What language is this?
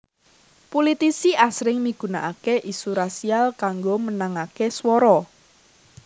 Javanese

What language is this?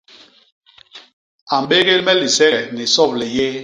Basaa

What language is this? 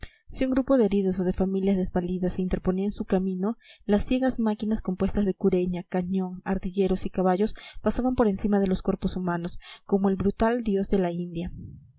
Spanish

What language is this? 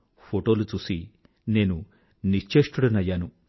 Telugu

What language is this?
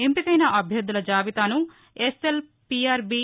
Telugu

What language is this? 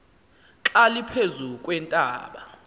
Xhosa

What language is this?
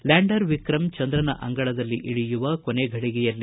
Kannada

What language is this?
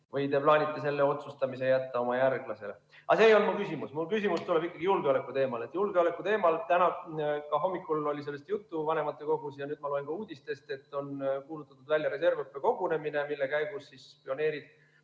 Estonian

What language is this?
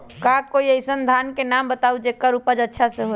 Magahi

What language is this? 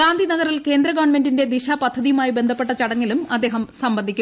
Malayalam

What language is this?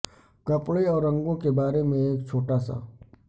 Urdu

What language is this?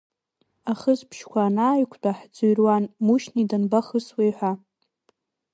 Abkhazian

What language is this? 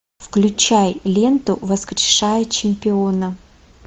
Russian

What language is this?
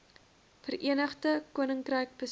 Afrikaans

